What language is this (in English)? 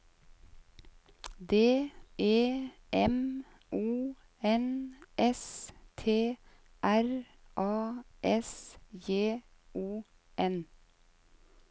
Norwegian